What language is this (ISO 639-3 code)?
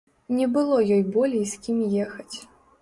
bel